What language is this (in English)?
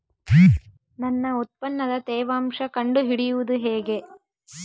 Kannada